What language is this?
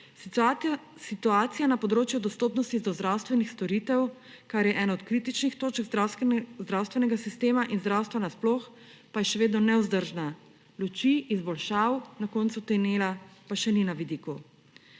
Slovenian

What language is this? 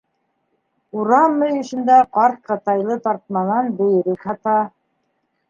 Bashkir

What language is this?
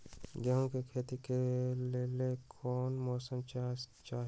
Magahi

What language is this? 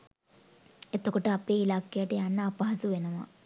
Sinhala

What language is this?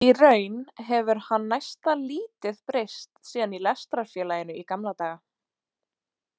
Icelandic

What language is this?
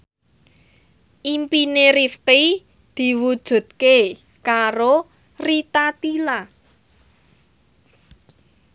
Javanese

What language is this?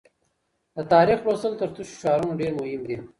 Pashto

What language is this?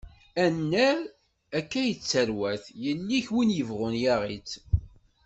Kabyle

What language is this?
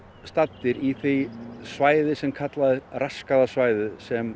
Icelandic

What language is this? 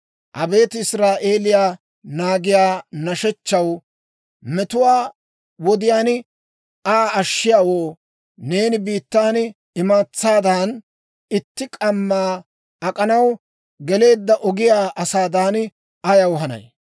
Dawro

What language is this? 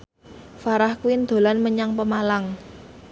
Javanese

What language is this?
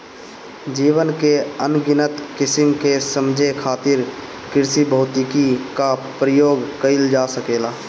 Bhojpuri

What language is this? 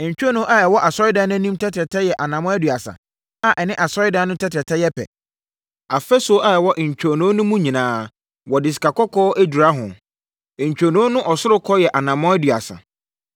Akan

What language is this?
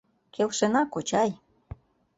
Mari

